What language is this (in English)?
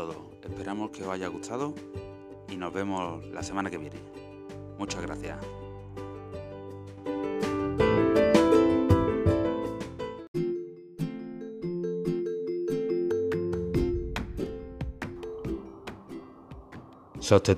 Spanish